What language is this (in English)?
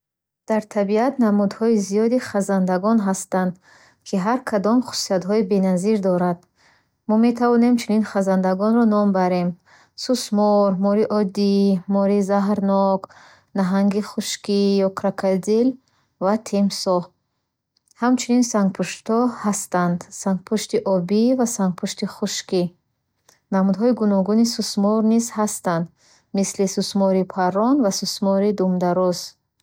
Bukharic